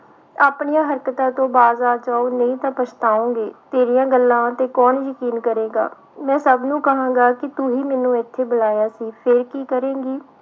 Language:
Punjabi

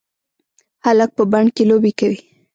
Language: Pashto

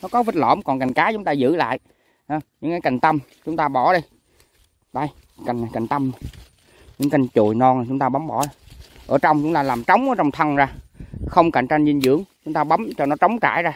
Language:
Vietnamese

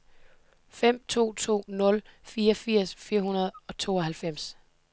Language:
Danish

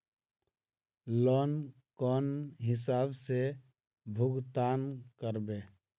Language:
Magahi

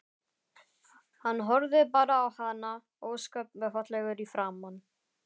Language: Icelandic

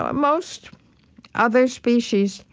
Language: English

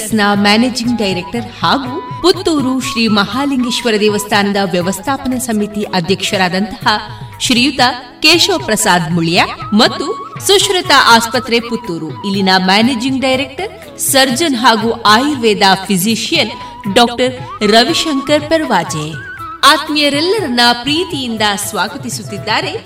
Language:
Kannada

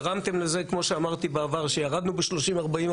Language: Hebrew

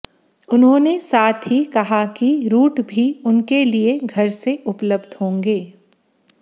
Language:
Hindi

